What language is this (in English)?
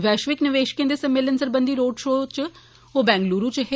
Dogri